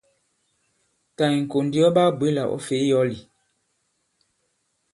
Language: Bankon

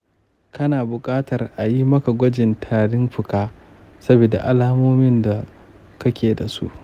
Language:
Hausa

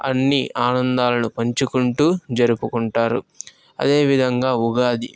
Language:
Telugu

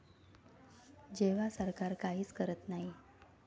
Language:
Marathi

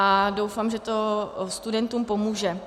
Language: Czech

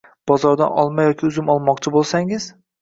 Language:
Uzbek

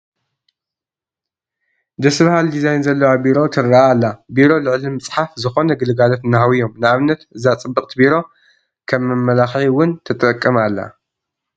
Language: Tigrinya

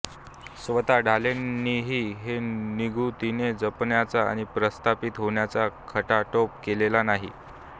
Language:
Marathi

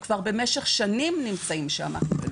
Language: Hebrew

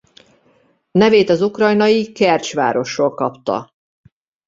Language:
Hungarian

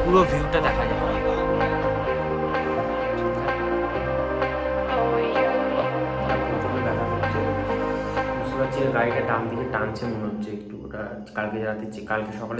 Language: English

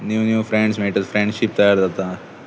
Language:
Konkani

